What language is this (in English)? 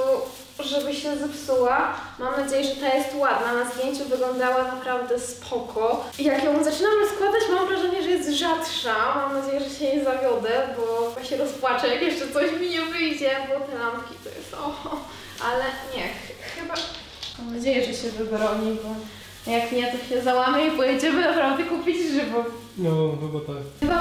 Polish